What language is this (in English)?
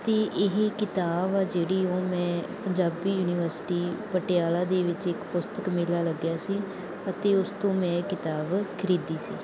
Punjabi